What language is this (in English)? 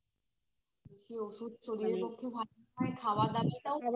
Bangla